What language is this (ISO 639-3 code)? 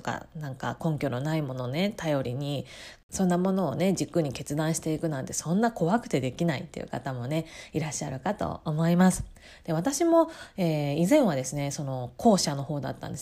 jpn